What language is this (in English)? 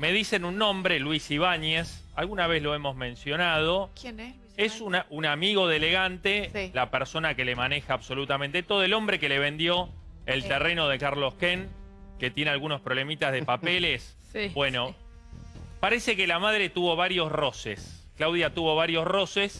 Spanish